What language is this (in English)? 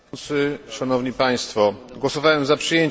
Polish